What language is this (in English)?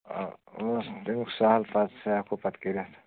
Kashmiri